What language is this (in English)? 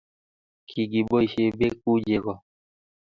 Kalenjin